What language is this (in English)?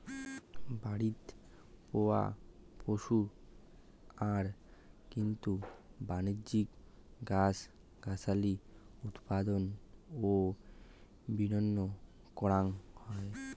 Bangla